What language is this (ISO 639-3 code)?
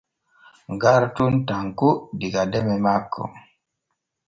fue